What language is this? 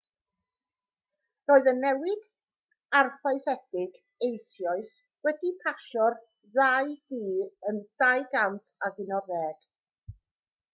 Welsh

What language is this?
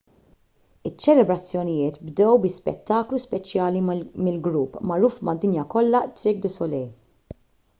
Maltese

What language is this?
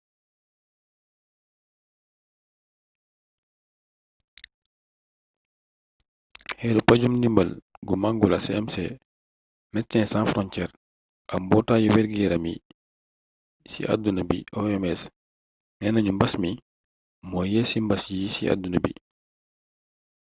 Wolof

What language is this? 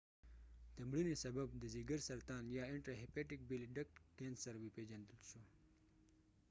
Pashto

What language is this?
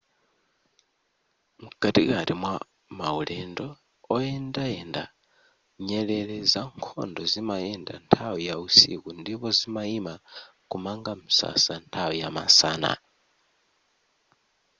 Nyanja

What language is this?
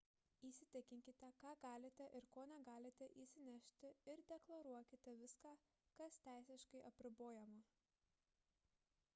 Lithuanian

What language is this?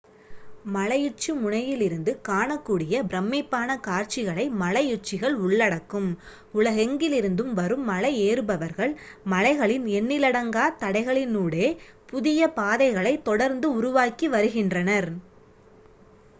Tamil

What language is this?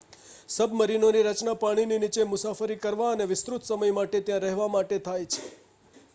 Gujarati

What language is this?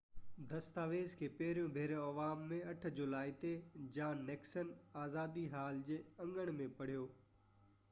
Sindhi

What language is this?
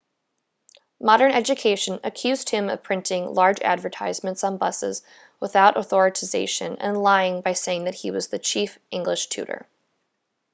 English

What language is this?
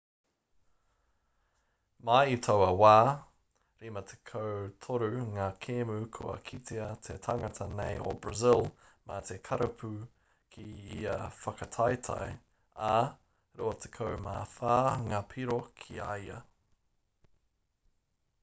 Māori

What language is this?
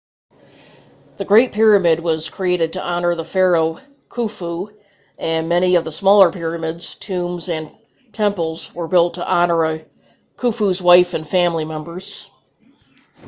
English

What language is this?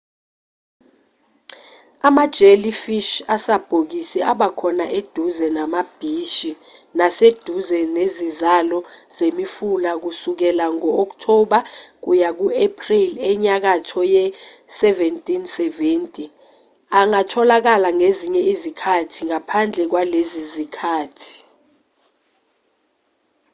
Zulu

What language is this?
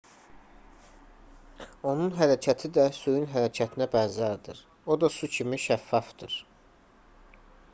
Azerbaijani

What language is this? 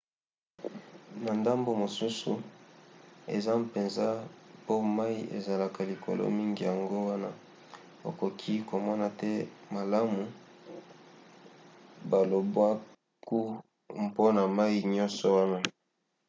Lingala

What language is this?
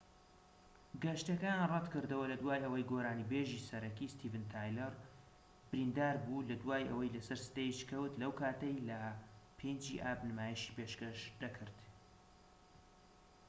Central Kurdish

